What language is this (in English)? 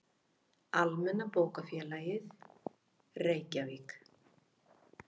Icelandic